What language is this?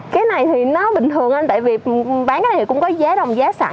Vietnamese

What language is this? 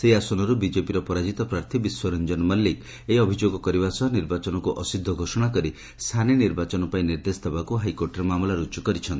Odia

